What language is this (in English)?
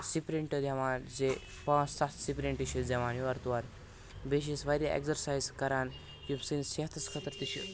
Kashmiri